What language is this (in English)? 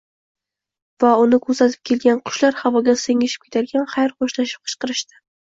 Uzbek